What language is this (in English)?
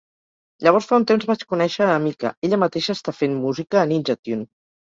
Catalan